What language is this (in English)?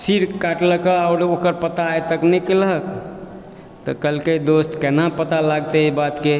Maithili